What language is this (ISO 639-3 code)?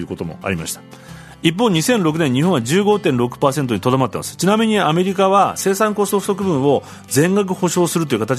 jpn